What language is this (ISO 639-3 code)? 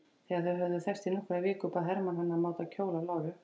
isl